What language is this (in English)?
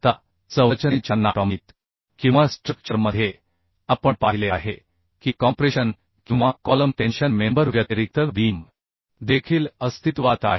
Marathi